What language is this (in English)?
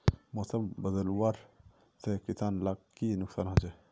Magahi